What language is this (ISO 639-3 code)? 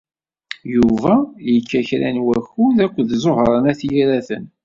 kab